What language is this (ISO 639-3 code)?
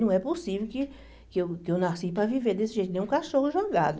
por